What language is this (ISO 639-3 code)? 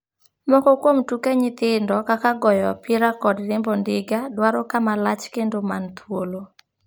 luo